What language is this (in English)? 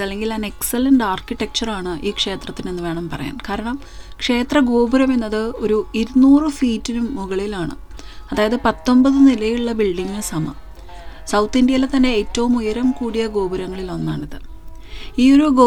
Malayalam